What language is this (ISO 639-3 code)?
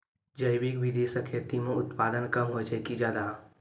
mai